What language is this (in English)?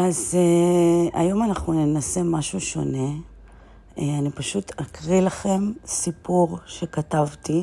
Hebrew